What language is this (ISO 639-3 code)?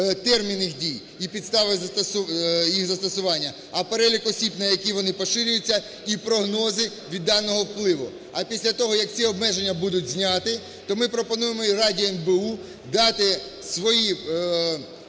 ukr